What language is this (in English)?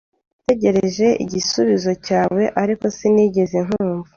Kinyarwanda